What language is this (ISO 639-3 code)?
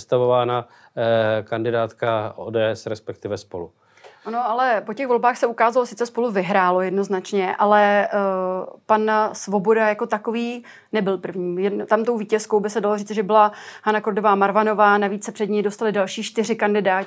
ces